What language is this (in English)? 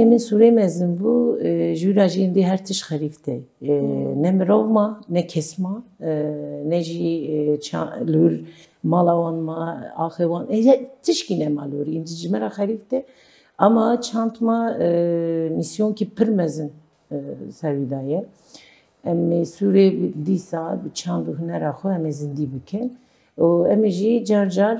Turkish